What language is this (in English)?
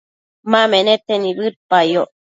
Matsés